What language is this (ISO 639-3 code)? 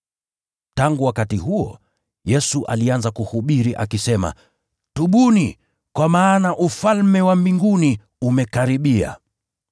swa